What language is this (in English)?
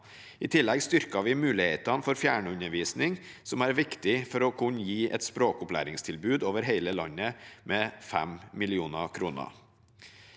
Norwegian